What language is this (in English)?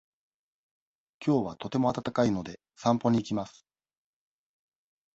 Japanese